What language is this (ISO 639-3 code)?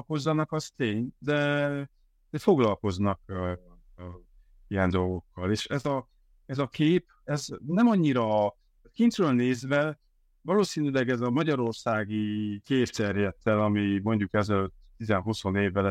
hun